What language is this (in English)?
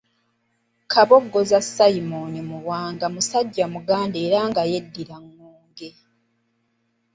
Ganda